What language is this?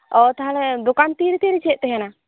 Santali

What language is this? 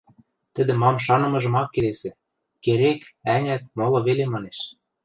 Western Mari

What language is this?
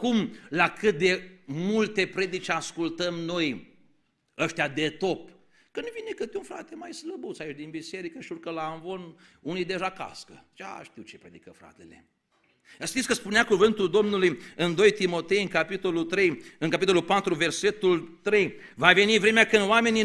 Romanian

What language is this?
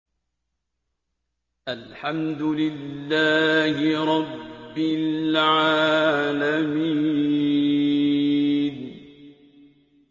Arabic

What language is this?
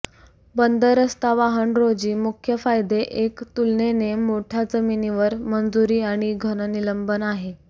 Marathi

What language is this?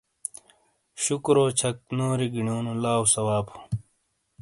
Shina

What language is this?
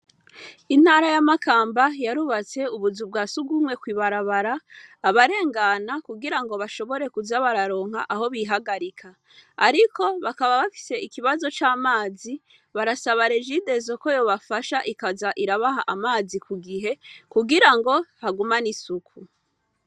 Rundi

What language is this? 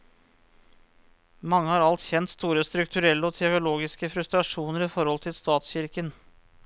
Norwegian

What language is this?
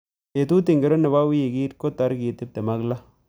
Kalenjin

